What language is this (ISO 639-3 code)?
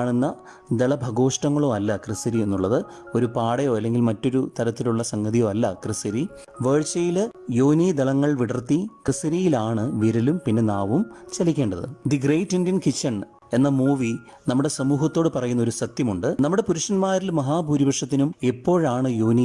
mal